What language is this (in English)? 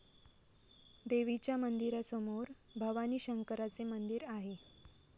Marathi